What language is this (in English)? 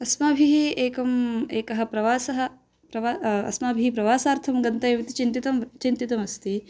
Sanskrit